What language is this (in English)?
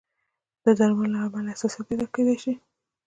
Pashto